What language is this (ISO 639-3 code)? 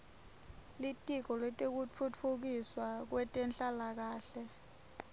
ssw